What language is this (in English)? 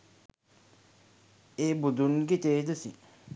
Sinhala